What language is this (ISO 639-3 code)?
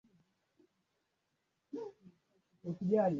swa